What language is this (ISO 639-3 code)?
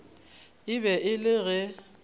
nso